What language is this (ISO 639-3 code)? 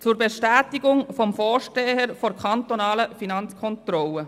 gsw